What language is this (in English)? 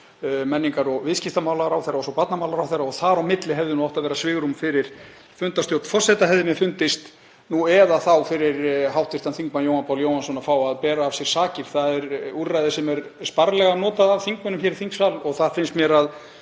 Icelandic